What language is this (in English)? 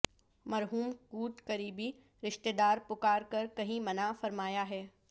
Urdu